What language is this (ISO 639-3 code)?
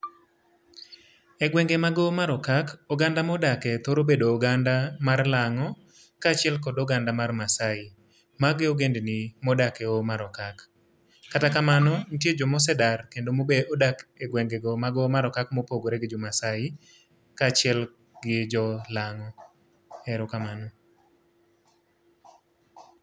luo